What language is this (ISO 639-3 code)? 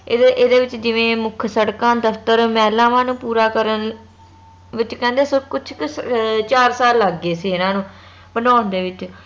pan